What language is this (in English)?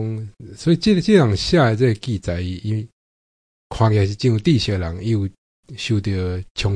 Chinese